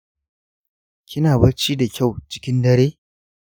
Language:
Hausa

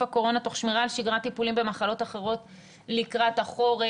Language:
Hebrew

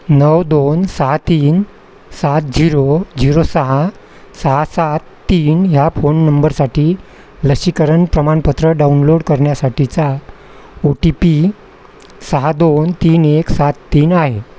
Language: Marathi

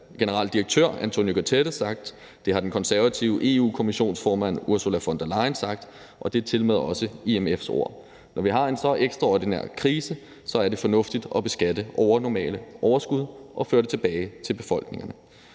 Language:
Danish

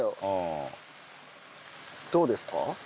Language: Japanese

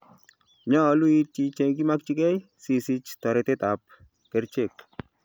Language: Kalenjin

